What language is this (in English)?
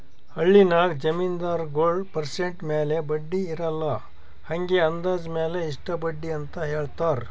Kannada